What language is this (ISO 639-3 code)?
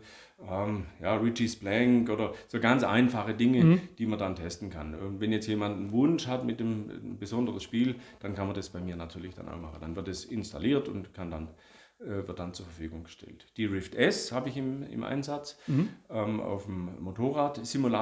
deu